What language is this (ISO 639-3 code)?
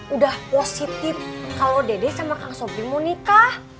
ind